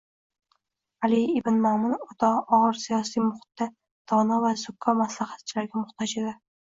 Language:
Uzbek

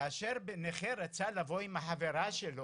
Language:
Hebrew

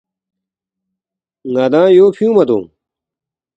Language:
Balti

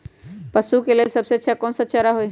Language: Magahi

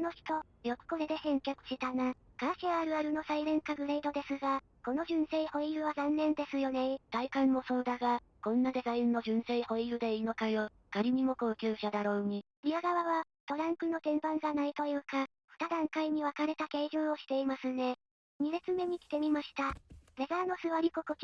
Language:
Japanese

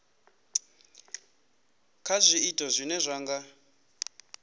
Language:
Venda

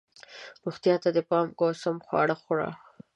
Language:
Pashto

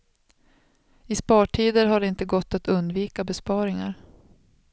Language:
Swedish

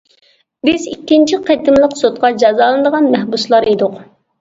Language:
Uyghur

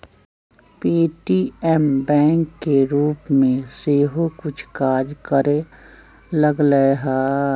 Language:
Magahi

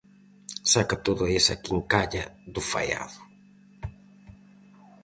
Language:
Galician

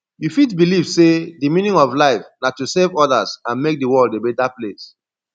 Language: Nigerian Pidgin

